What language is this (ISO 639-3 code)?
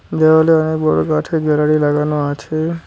ben